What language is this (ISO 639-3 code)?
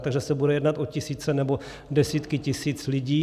ces